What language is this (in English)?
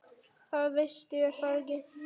Icelandic